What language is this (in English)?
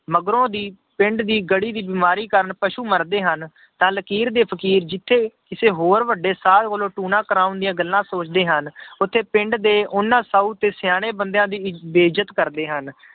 Punjabi